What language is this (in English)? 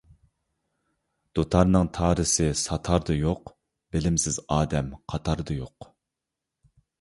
Uyghur